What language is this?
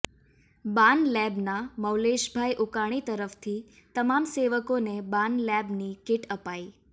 Gujarati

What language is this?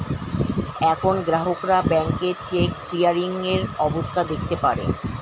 Bangla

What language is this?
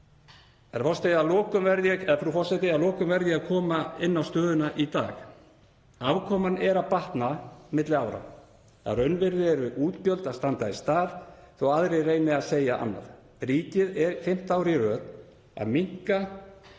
Icelandic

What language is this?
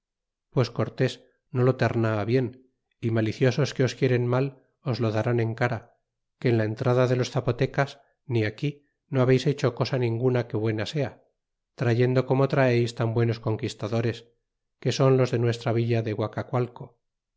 Spanish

